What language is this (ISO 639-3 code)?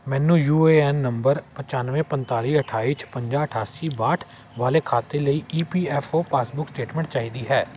pan